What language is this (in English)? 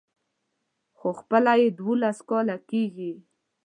Pashto